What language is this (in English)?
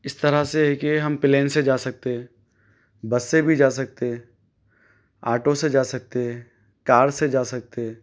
Urdu